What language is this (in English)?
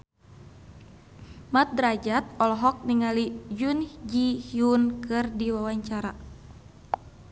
Sundanese